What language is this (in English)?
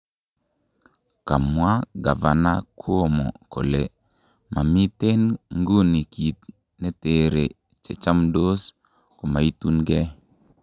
Kalenjin